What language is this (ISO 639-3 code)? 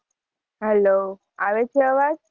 guj